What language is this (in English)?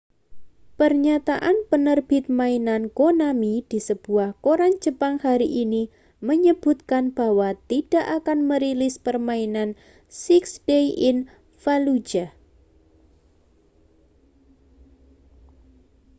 Indonesian